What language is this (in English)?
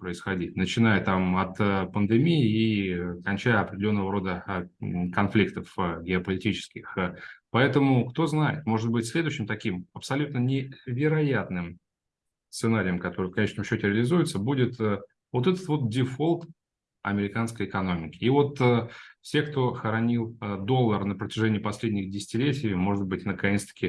Russian